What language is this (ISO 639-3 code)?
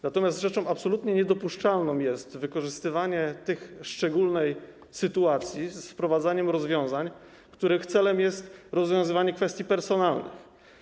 pol